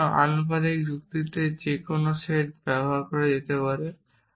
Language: Bangla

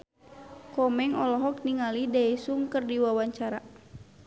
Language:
Sundanese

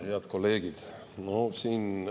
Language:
Estonian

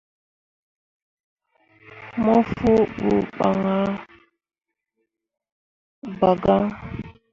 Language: Mundang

